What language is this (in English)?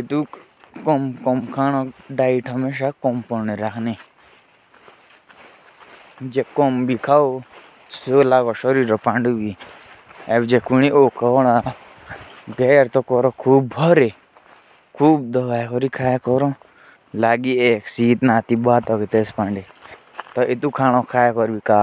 Jaunsari